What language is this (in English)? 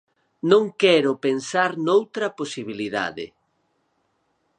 Galician